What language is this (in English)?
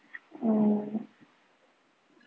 Marathi